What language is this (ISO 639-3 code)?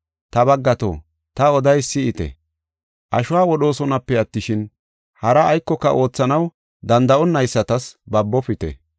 gof